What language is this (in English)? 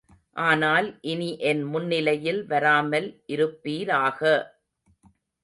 Tamil